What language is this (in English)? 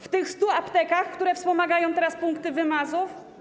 Polish